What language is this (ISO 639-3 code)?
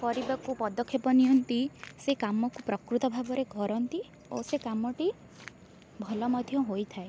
ori